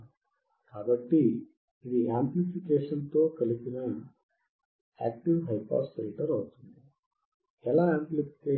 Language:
Telugu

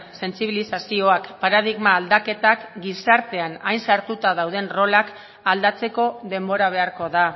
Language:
Basque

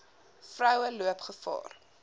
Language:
Afrikaans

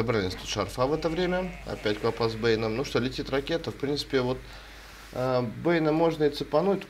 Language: Russian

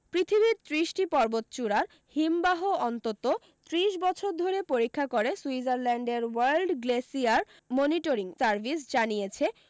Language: Bangla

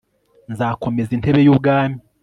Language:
Kinyarwanda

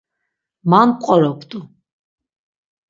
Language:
Laz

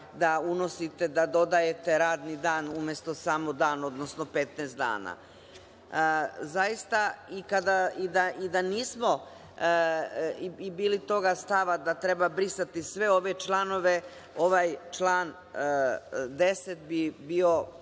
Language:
Serbian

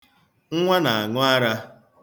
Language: Igbo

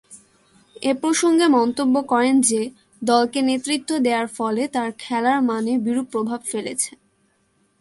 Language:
Bangla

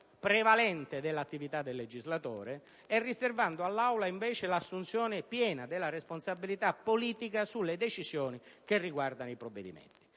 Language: Italian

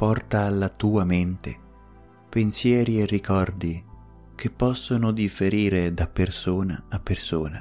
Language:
Italian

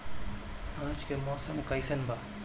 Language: Bhojpuri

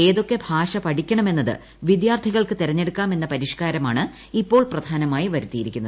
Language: Malayalam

